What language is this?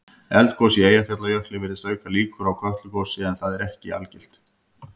Icelandic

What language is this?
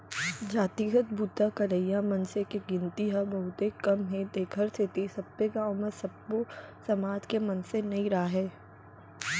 Chhattisgarhi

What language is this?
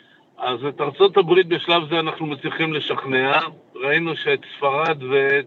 Hebrew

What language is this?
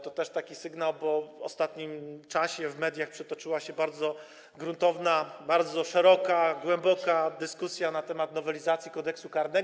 Polish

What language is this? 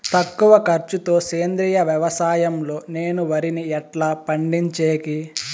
Telugu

